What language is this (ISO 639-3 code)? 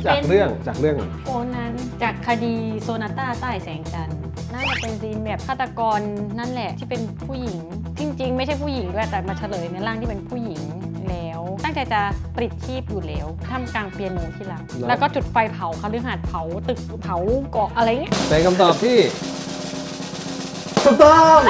tha